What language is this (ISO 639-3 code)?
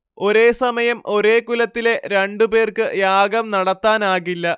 mal